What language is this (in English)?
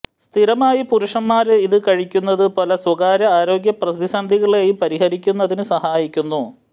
Malayalam